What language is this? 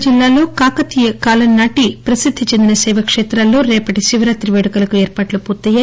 Telugu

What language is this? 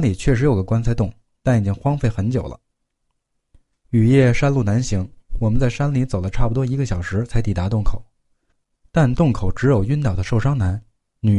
Chinese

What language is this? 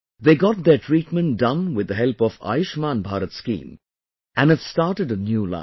English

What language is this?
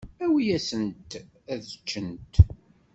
Kabyle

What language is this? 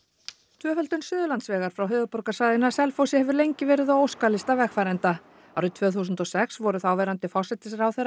Icelandic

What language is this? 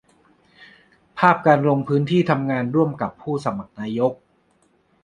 Thai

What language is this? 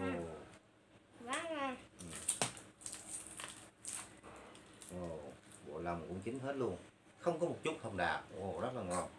Vietnamese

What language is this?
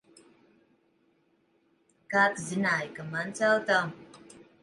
Latvian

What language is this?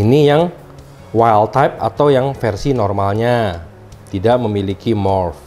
Indonesian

